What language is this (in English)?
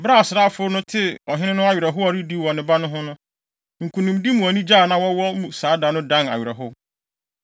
Akan